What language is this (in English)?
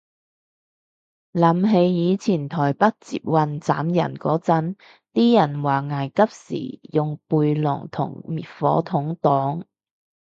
Cantonese